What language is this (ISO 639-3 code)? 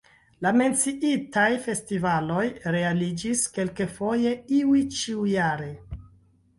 epo